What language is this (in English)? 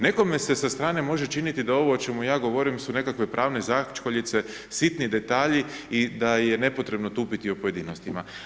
Croatian